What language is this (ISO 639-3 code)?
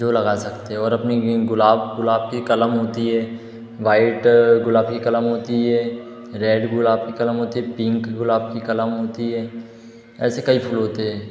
hin